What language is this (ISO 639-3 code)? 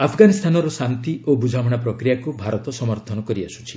ori